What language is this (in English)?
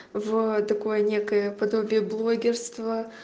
Russian